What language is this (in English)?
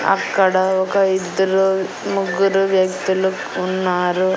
Telugu